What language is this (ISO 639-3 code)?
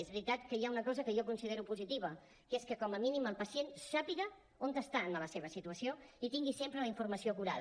cat